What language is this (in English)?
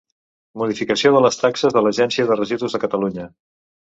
Catalan